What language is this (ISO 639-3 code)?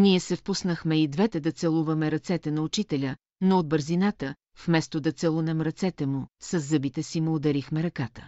bul